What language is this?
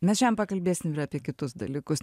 Lithuanian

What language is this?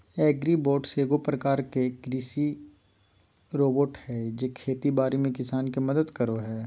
Magahi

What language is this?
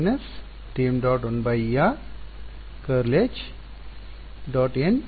Kannada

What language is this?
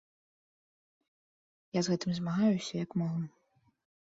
Belarusian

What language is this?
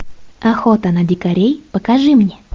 Russian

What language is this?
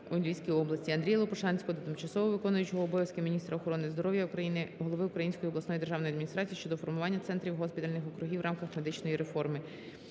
Ukrainian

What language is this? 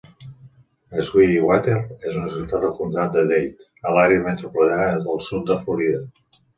Catalan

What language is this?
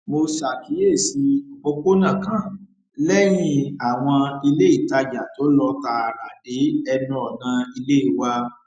Yoruba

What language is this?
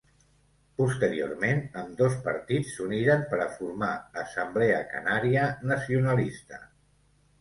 Catalan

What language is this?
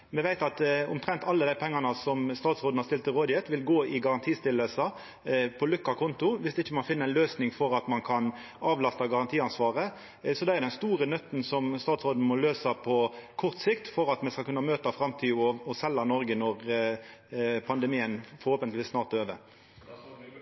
Norwegian Nynorsk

